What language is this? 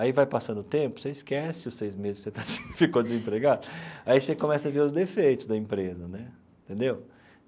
Portuguese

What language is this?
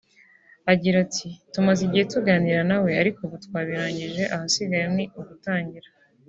Kinyarwanda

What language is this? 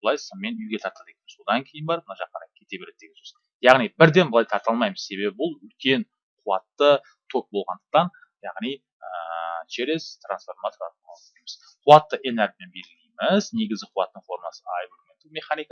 Turkish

